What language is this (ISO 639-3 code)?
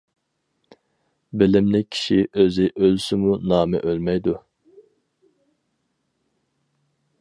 uig